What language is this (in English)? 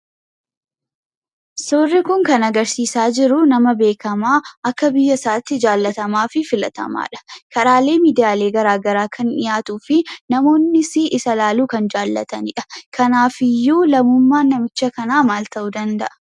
Oromo